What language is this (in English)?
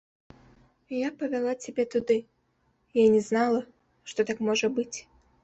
Belarusian